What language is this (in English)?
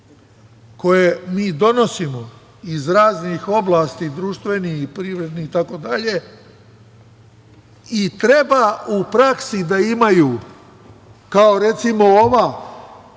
Serbian